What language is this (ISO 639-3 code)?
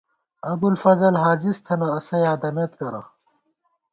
gwt